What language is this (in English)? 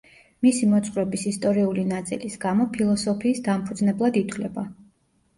Georgian